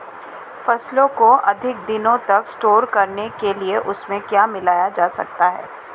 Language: Hindi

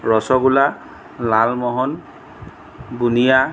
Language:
Assamese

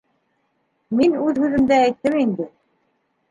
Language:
Bashkir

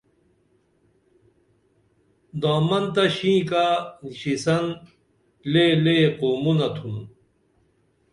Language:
Dameli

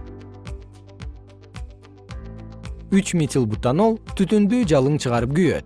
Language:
Kyrgyz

